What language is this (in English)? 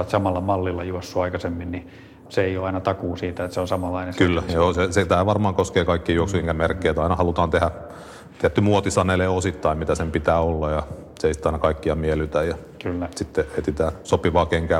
Finnish